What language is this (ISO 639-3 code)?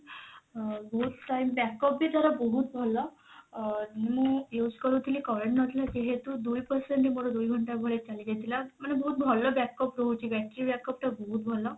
ori